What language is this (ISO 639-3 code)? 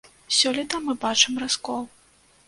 bel